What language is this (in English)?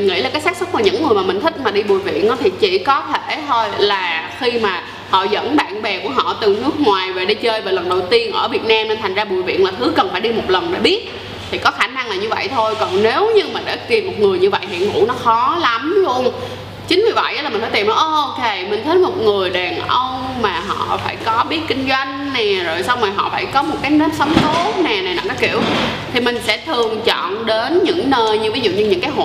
Vietnamese